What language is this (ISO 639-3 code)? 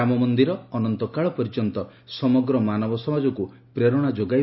ori